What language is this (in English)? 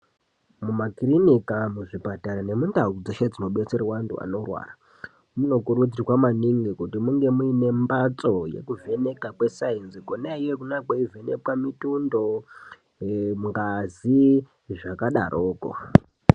Ndau